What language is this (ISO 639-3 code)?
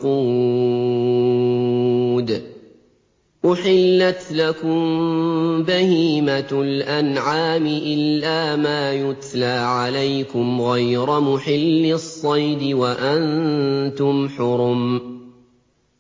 ara